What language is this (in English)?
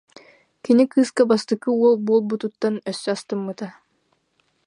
Yakut